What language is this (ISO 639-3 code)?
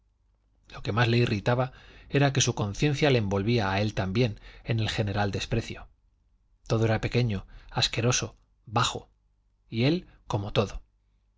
spa